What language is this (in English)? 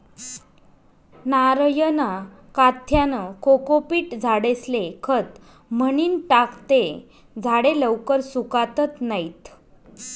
Marathi